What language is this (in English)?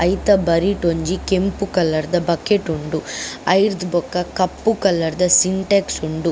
Tulu